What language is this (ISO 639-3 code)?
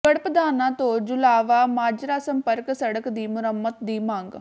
pan